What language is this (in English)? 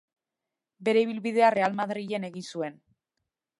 Basque